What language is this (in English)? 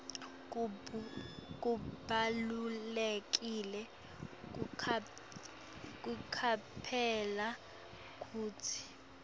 Swati